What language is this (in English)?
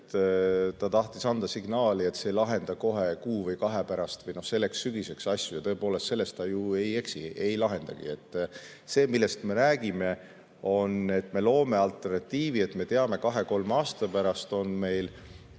Estonian